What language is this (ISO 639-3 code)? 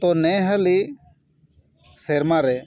sat